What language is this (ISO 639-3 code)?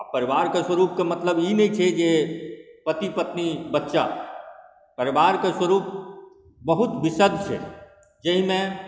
mai